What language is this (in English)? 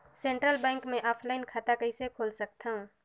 Chhattisgarhi